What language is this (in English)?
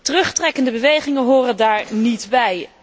Dutch